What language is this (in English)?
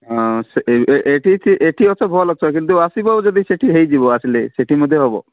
Odia